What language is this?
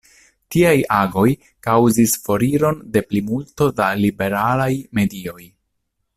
Esperanto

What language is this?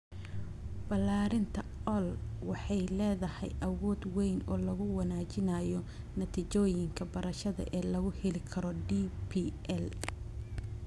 Somali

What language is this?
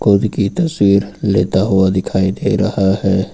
Hindi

